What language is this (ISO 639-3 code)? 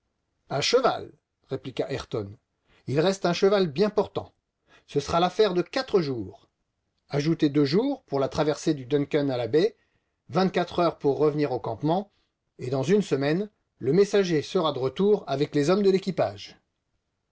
fra